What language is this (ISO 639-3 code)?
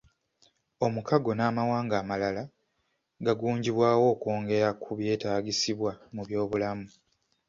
lug